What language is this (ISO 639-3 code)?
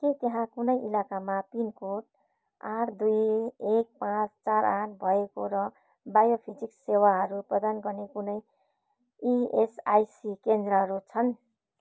nep